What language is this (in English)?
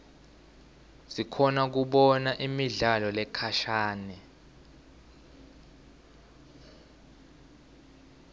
Swati